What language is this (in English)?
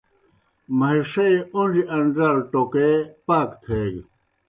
Kohistani Shina